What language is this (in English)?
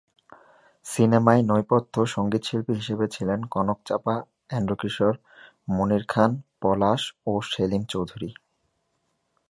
Bangla